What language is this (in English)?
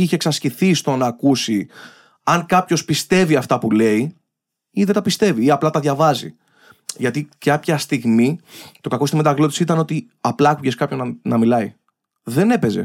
Greek